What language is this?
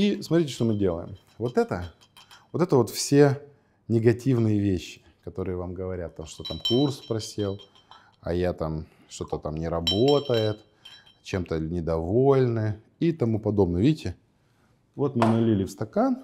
Russian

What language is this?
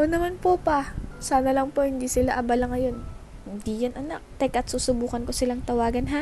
Filipino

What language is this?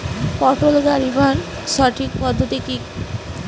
Bangla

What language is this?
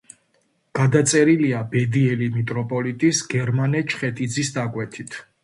Georgian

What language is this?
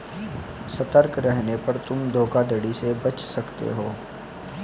Hindi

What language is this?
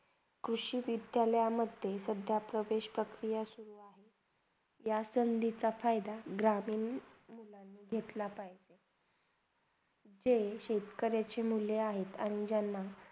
Marathi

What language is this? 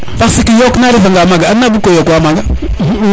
Serer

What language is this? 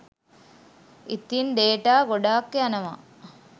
Sinhala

